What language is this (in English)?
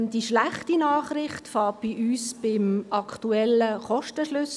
Swiss German